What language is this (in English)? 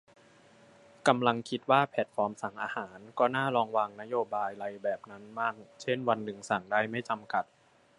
Thai